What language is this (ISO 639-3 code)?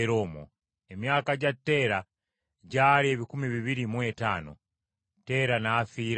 lug